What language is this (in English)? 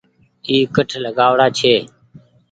Goaria